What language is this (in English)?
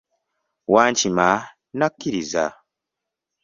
Ganda